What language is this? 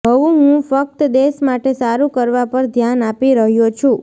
Gujarati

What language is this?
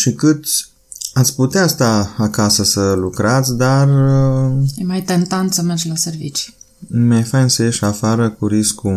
Romanian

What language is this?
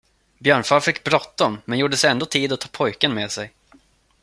Swedish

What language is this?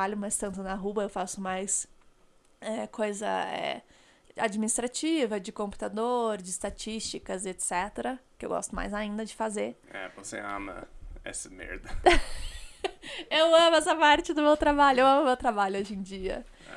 Portuguese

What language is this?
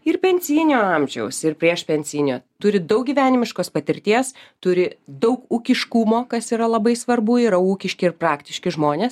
Lithuanian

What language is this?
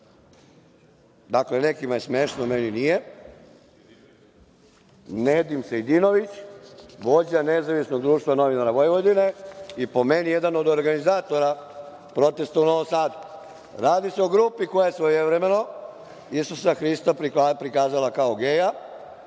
Serbian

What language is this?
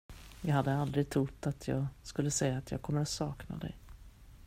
Swedish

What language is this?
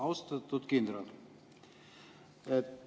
Estonian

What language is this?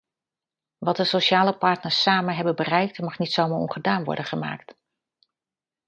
Dutch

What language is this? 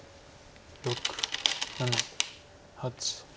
Japanese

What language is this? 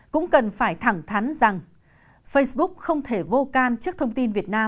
Vietnamese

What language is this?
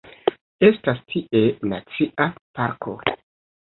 Esperanto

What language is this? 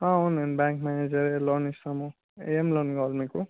Telugu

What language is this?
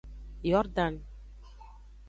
Aja (Benin)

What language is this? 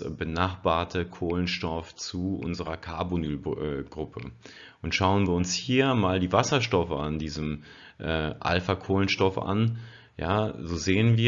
German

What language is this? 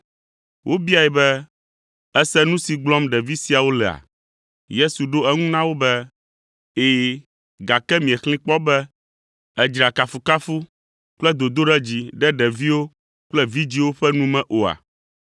Ewe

